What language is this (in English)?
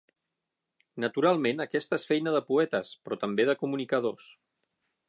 Catalan